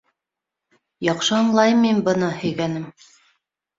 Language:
Bashkir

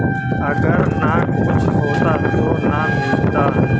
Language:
Magahi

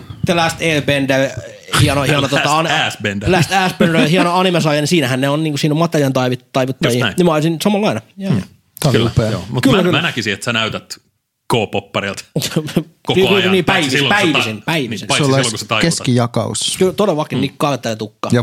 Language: Finnish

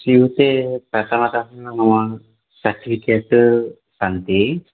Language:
Sanskrit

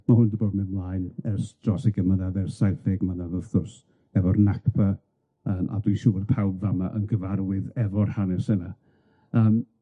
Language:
Welsh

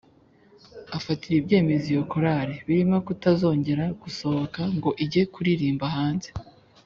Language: Kinyarwanda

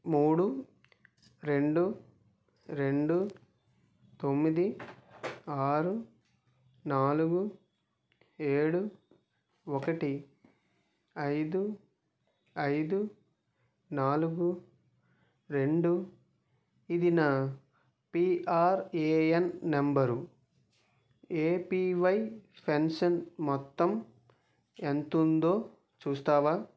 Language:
Telugu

